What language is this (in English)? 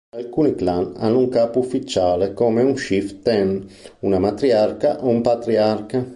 Italian